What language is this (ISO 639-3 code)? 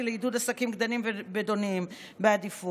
heb